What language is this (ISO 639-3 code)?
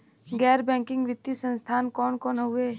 bho